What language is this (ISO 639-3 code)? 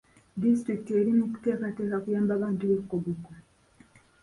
lug